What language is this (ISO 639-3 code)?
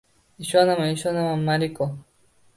uzb